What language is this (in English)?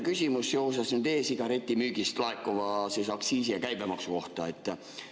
Estonian